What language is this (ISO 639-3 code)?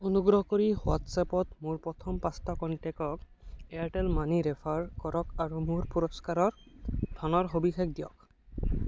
asm